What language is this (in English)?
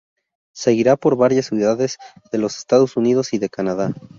Spanish